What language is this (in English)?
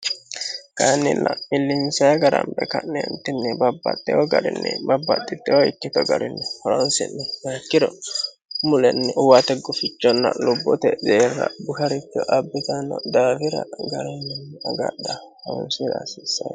Sidamo